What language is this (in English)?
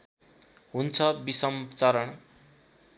Nepali